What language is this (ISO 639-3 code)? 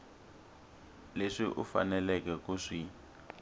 tso